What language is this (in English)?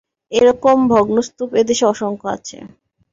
Bangla